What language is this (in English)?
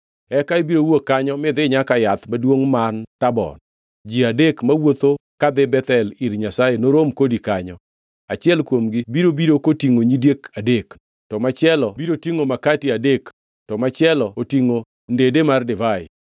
Luo (Kenya and Tanzania)